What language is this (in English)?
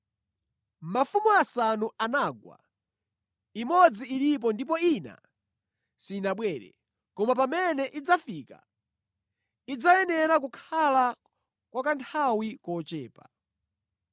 Nyanja